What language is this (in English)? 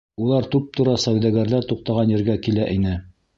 Bashkir